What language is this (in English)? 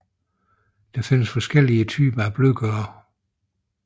Danish